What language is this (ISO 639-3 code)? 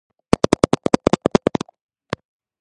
kat